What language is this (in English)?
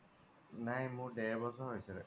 Assamese